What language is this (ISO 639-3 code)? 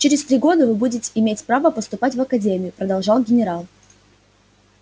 rus